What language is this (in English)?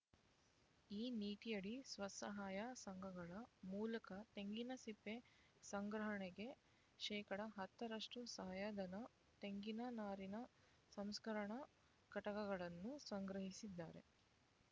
Kannada